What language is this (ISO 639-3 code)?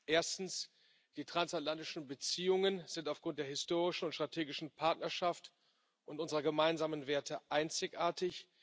deu